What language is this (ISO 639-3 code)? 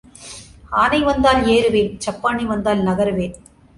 tam